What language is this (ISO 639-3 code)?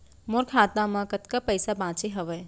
hne